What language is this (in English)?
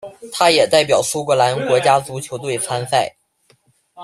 Chinese